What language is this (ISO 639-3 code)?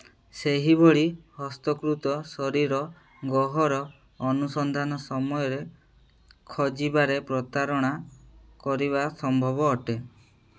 ori